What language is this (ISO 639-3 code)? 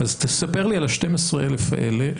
heb